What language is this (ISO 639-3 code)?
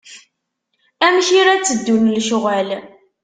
kab